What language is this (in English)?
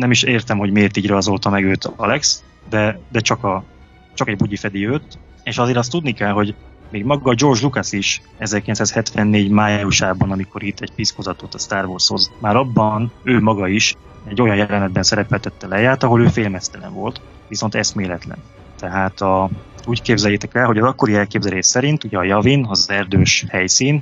Hungarian